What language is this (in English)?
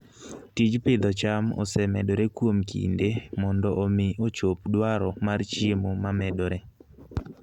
Luo (Kenya and Tanzania)